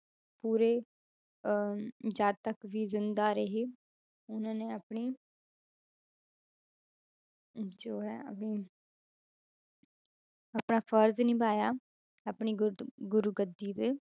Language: Punjabi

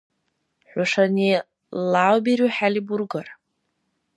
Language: Dargwa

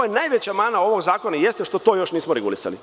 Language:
Serbian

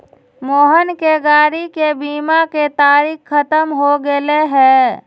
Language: Magahi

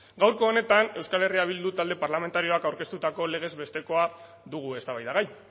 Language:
Basque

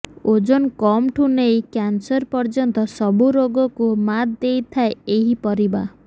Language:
Odia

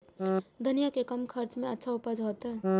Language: Maithili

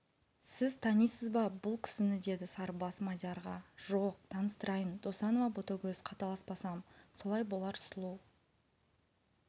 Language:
Kazakh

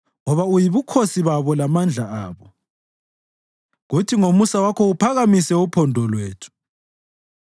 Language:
North Ndebele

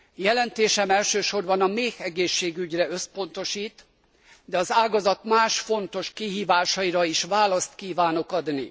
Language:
Hungarian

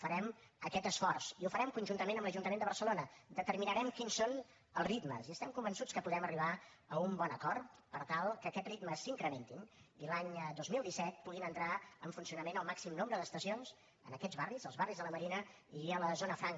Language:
Catalan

